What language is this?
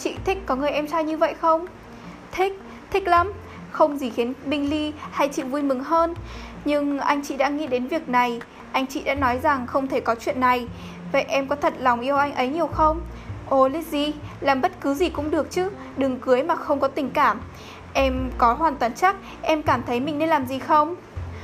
Vietnamese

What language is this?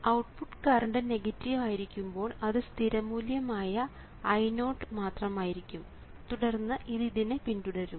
Malayalam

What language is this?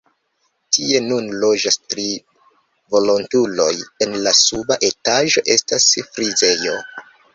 Esperanto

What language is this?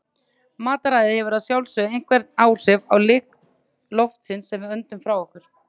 Icelandic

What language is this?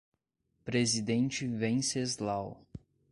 Portuguese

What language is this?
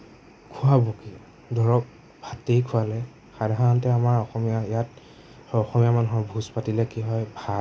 Assamese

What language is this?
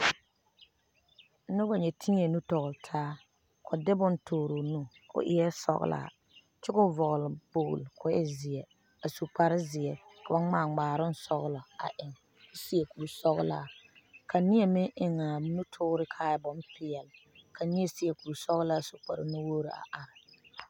Southern Dagaare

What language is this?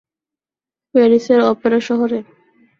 Bangla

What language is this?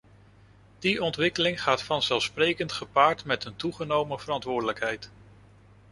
Dutch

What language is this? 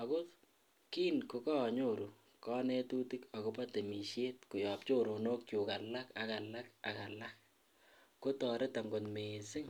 Kalenjin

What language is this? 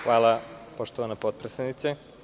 Serbian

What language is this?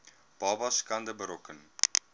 Afrikaans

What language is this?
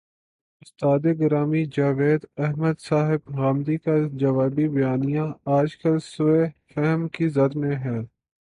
Urdu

